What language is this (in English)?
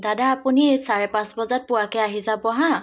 Assamese